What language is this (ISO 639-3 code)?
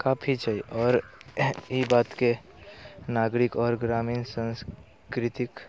mai